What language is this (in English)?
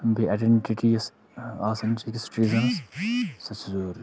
Kashmiri